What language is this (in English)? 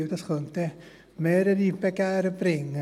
Swiss German